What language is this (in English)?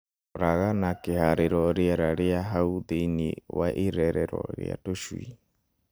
Kikuyu